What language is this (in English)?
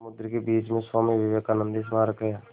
Hindi